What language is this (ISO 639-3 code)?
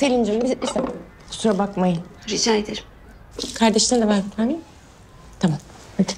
tur